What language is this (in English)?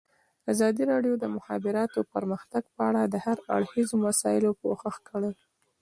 Pashto